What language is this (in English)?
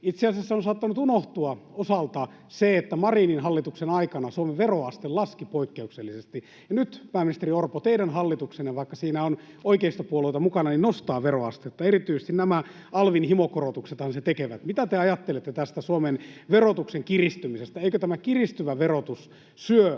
Finnish